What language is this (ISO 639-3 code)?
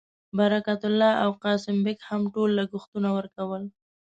pus